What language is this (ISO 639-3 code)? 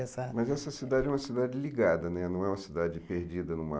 por